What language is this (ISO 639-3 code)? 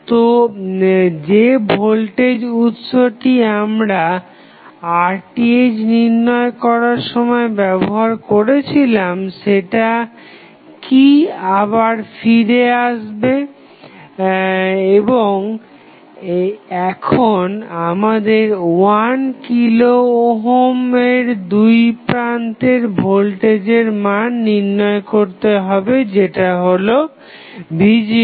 ben